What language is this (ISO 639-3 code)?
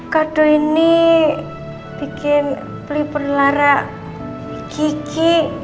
ind